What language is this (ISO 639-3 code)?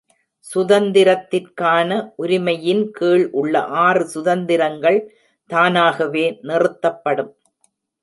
tam